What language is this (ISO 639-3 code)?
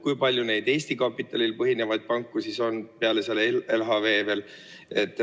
est